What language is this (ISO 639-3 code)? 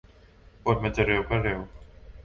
tha